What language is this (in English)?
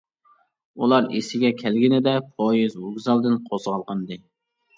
Uyghur